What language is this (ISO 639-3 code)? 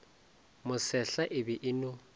nso